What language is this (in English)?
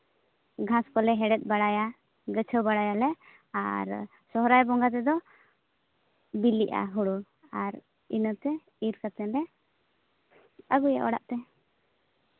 Santali